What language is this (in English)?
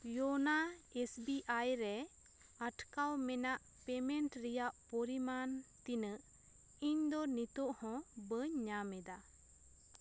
Santali